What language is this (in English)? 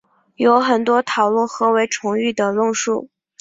Chinese